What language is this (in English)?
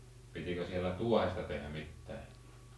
Finnish